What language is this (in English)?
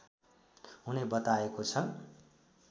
Nepali